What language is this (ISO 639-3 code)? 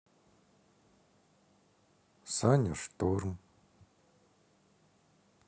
rus